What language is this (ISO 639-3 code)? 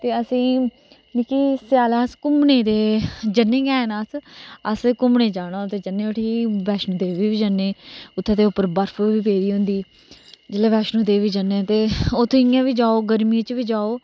doi